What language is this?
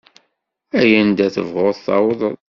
Kabyle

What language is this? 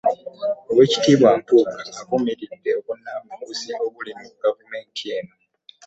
Ganda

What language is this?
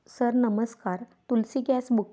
Marathi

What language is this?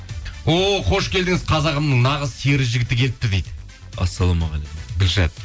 Kazakh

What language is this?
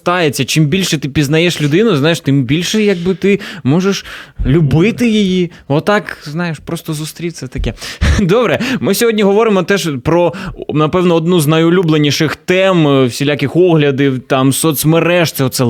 Ukrainian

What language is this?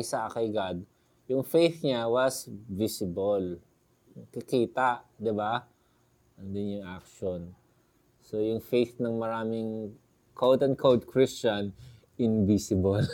Filipino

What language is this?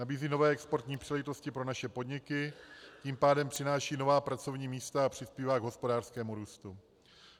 Czech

